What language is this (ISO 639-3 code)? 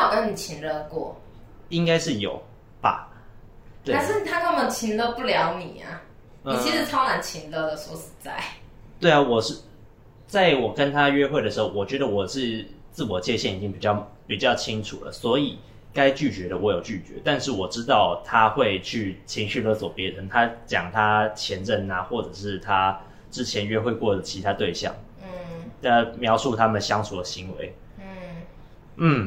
zho